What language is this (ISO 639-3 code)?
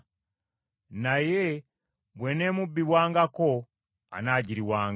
lug